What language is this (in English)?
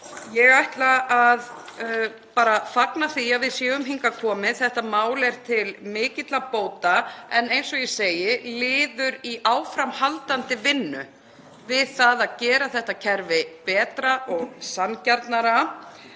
Icelandic